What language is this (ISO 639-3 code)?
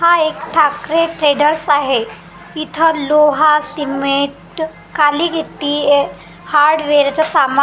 mar